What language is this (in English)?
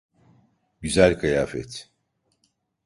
Turkish